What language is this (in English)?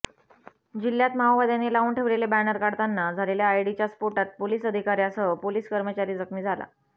Marathi